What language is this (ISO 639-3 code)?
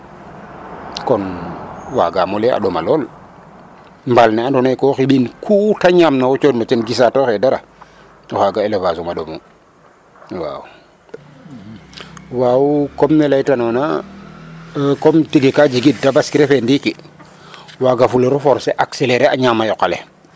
srr